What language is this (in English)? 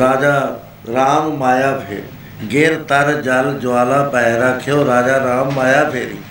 Punjabi